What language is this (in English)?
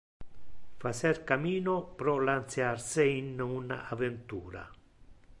Interlingua